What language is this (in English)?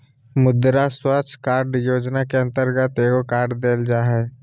Magahi